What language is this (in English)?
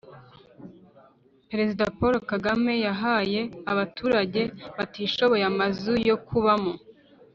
Kinyarwanda